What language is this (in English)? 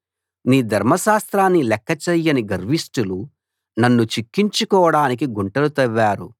Telugu